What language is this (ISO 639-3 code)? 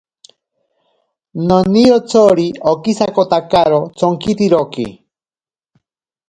prq